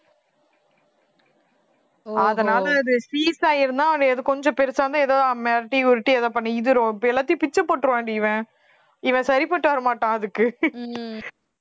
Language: Tamil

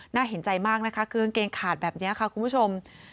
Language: Thai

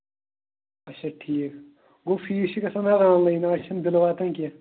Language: Kashmiri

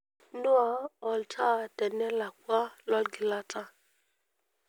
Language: Masai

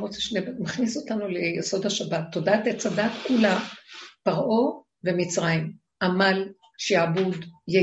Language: Hebrew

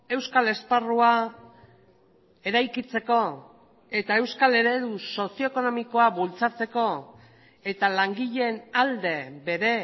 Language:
Basque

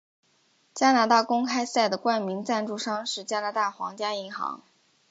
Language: Chinese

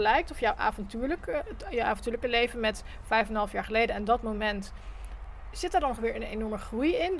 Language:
Dutch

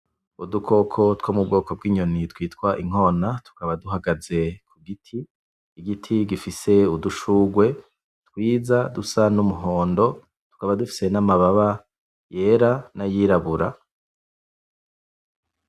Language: Rundi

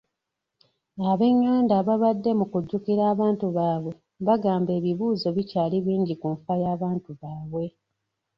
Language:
Ganda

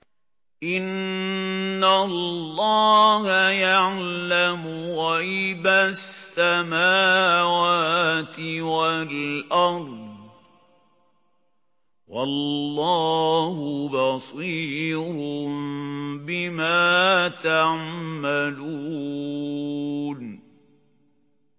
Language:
Arabic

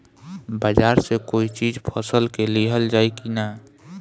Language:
Bhojpuri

